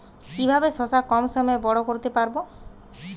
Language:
Bangla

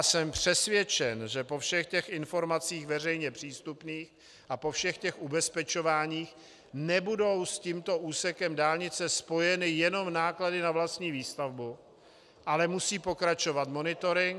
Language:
Czech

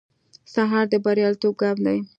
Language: Pashto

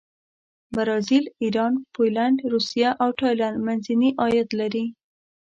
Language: Pashto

